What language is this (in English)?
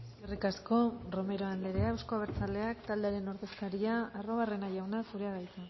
Basque